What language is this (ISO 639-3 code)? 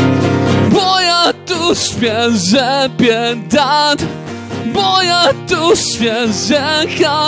tur